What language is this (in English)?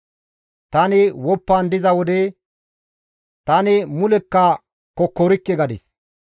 Gamo